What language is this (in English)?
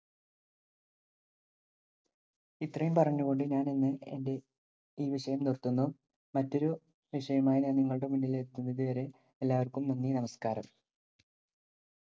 Malayalam